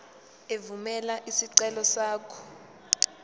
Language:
Zulu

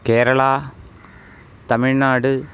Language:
Sanskrit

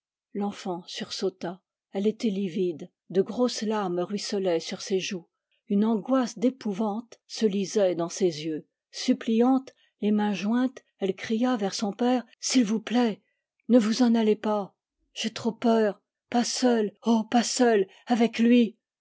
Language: French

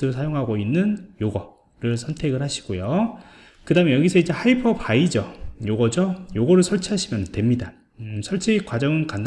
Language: Korean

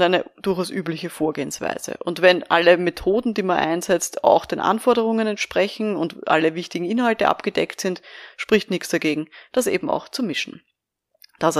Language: German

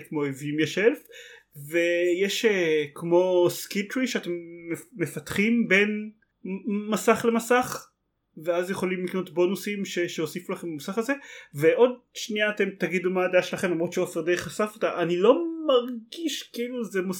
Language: Hebrew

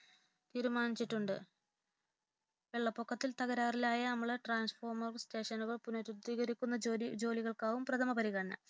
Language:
Malayalam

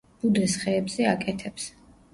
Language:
Georgian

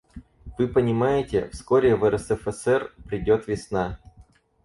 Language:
Russian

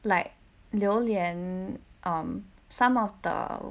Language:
English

